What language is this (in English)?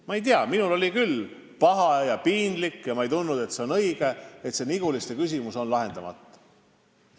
Estonian